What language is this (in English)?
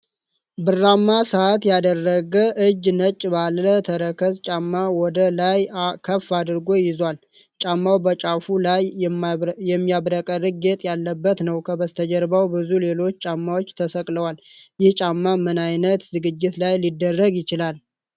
Amharic